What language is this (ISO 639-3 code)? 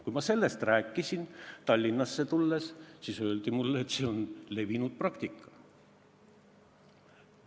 est